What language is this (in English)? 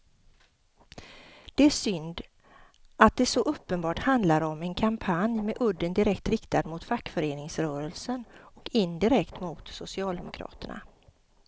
Swedish